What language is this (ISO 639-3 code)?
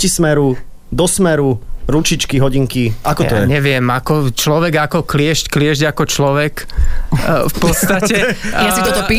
slk